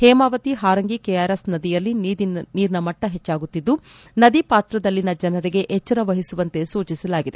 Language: Kannada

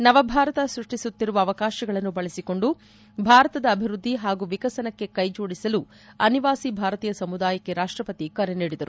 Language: Kannada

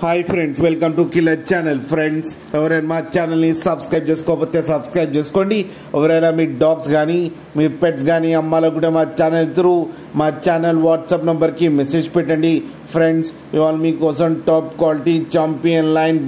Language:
Telugu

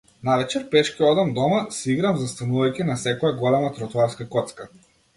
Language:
Macedonian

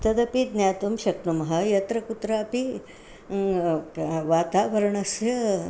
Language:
Sanskrit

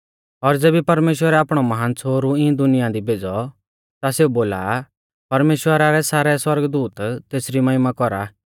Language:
Mahasu Pahari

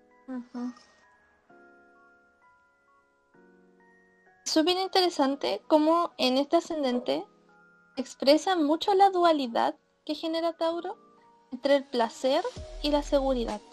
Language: Spanish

